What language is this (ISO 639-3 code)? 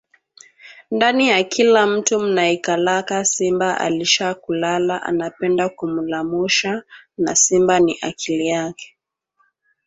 swa